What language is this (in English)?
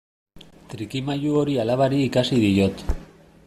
Basque